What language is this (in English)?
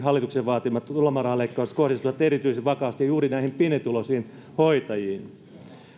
Finnish